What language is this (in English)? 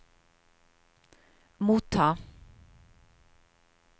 Norwegian